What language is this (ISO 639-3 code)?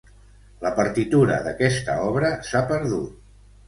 cat